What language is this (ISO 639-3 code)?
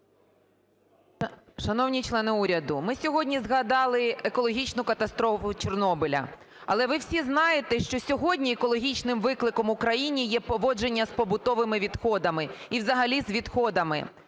ukr